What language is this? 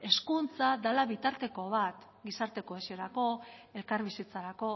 Basque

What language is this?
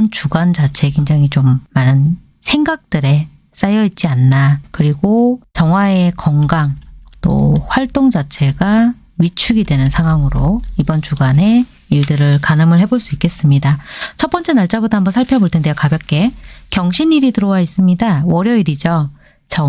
Korean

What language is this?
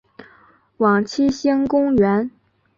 Chinese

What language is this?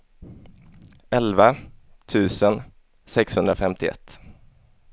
Swedish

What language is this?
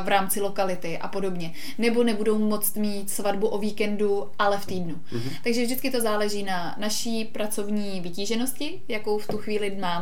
Czech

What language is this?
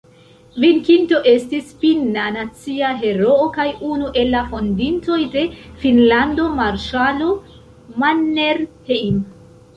Esperanto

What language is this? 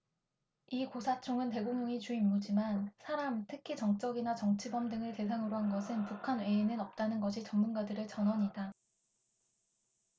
Korean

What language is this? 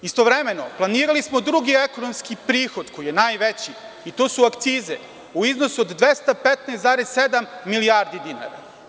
Serbian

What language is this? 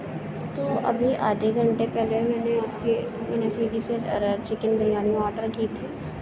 Urdu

